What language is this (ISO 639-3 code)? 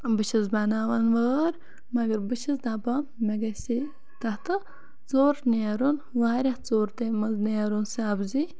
kas